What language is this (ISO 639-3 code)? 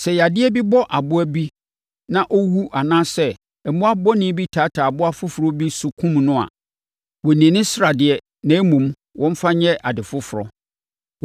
aka